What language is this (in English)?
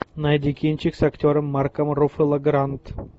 Russian